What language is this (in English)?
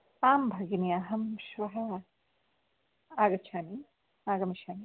Sanskrit